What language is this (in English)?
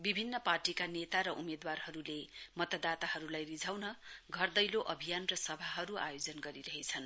Nepali